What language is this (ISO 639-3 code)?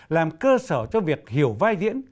vie